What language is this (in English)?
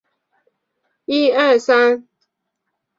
Chinese